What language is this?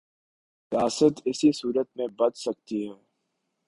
Urdu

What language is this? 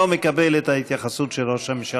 Hebrew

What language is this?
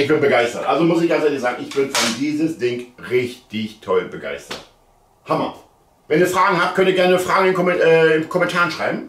German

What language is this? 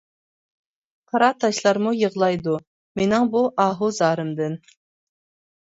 Uyghur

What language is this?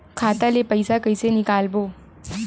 Chhattisgarhi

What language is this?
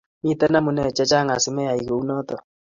Kalenjin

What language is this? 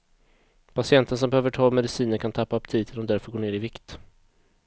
Swedish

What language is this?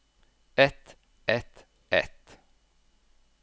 Norwegian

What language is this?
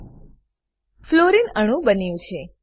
Gujarati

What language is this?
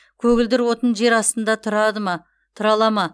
Kazakh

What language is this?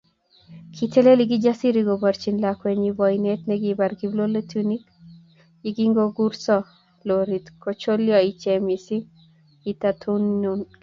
Kalenjin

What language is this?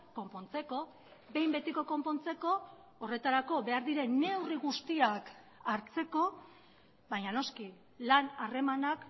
Basque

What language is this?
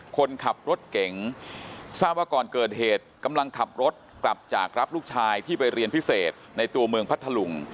Thai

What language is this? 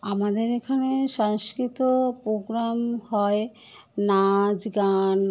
Bangla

